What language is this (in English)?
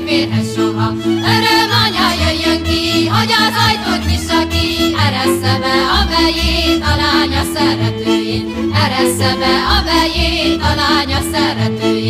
Hungarian